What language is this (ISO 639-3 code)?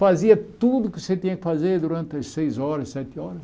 por